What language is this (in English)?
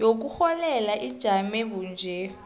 South Ndebele